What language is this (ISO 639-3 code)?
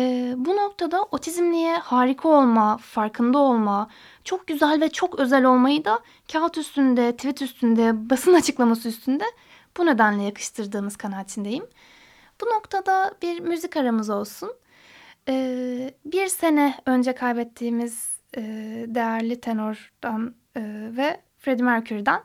tur